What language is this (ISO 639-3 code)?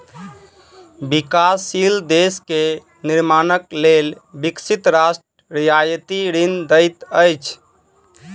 mai